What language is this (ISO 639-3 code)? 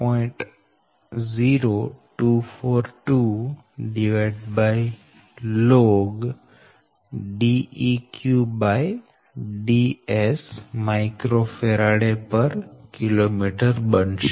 guj